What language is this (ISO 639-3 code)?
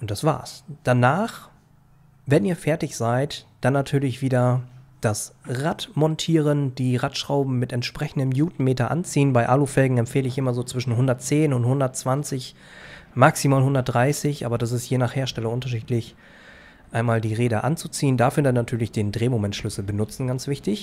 deu